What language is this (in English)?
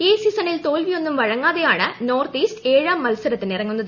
Malayalam